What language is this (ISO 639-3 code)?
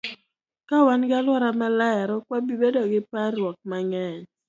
luo